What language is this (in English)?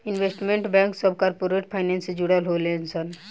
Bhojpuri